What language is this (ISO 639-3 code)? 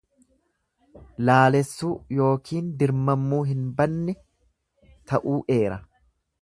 orm